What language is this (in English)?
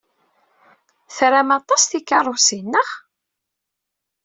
Kabyle